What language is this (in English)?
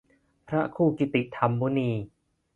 Thai